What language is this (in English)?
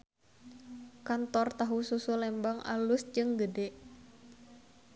Sundanese